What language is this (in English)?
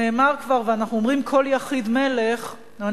Hebrew